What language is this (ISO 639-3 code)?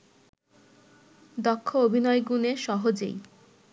ben